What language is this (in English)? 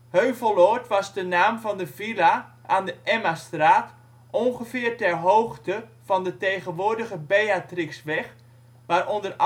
Dutch